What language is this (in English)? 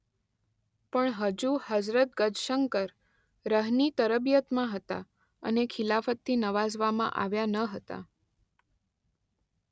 Gujarati